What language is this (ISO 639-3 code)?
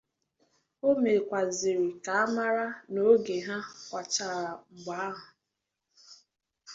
ibo